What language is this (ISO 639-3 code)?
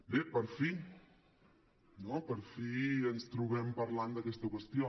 cat